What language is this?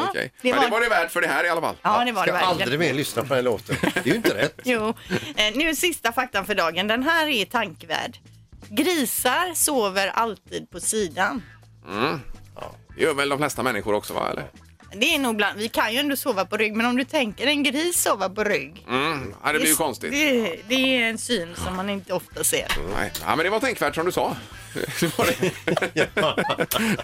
Swedish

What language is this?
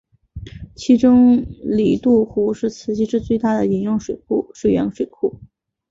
Chinese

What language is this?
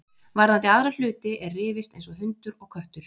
Icelandic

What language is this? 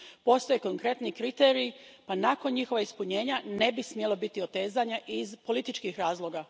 Croatian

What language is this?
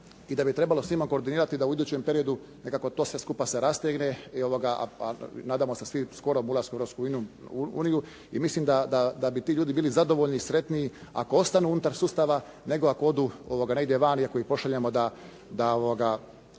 Croatian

